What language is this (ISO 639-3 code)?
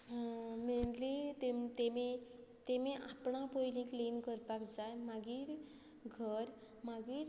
kok